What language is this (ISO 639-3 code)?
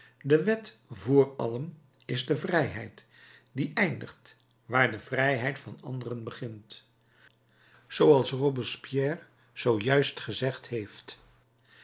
nld